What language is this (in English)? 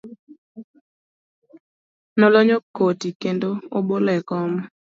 Luo (Kenya and Tanzania)